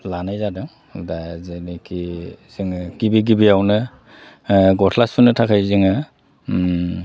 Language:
Bodo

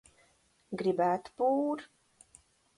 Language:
Latvian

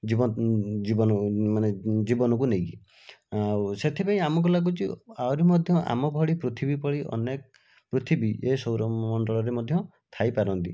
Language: Odia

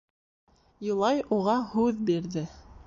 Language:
Bashkir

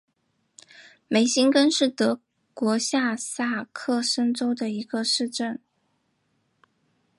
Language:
Chinese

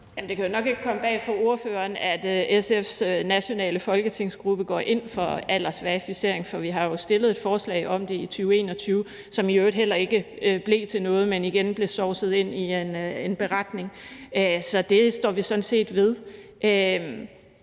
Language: Danish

